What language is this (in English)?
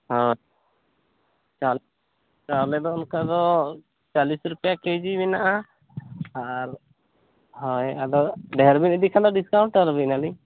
Santali